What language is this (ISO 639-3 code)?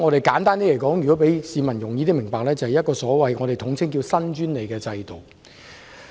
yue